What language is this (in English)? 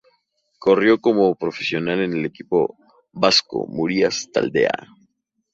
Spanish